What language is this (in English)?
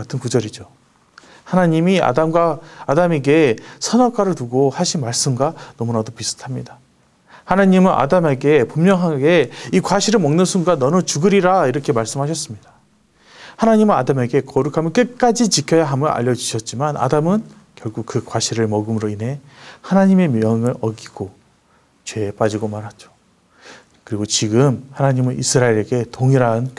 Korean